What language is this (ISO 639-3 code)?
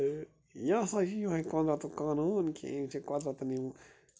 kas